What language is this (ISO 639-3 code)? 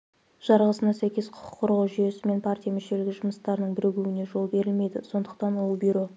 kaz